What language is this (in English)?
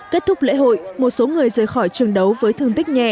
Vietnamese